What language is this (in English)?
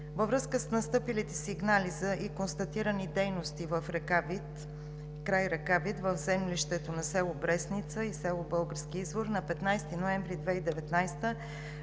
Bulgarian